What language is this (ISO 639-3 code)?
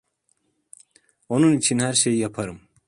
tur